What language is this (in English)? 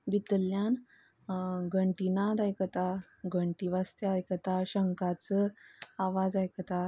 Konkani